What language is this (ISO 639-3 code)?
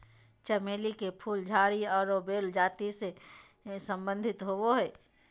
mag